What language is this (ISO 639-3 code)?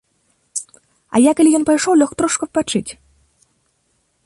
bel